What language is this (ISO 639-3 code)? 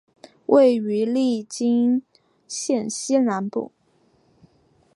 zho